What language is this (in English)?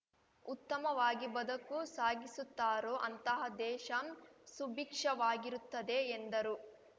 Kannada